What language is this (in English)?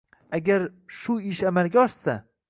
Uzbek